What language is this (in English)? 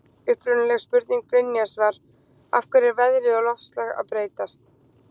Icelandic